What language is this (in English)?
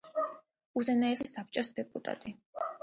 Georgian